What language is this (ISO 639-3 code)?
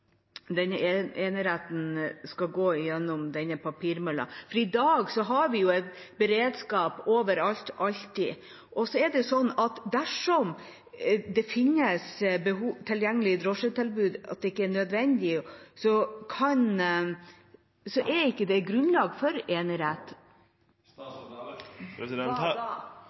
nor